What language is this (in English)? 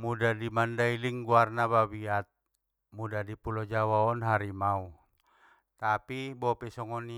Batak Mandailing